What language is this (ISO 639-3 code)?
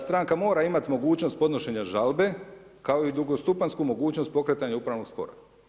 hrv